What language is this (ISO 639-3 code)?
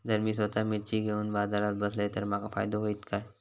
mar